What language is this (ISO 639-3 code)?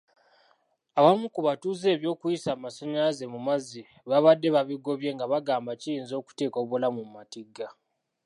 lug